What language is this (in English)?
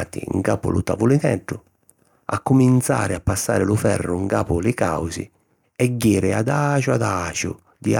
Sicilian